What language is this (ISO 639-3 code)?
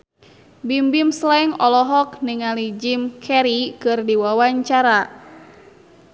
sun